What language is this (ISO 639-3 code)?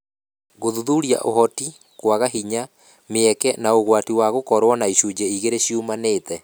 kik